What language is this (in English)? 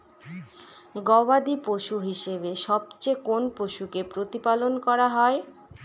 Bangla